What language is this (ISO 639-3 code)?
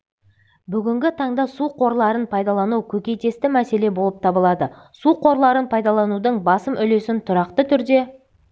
kaz